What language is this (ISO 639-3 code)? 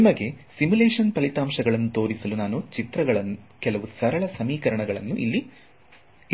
kan